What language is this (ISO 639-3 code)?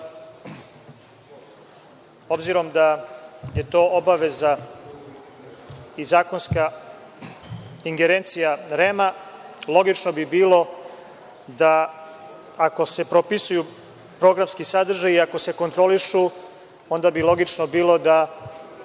srp